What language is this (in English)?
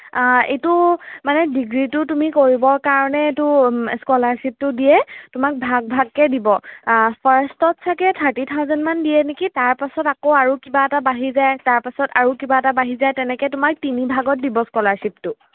Assamese